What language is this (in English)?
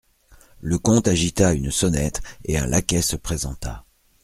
French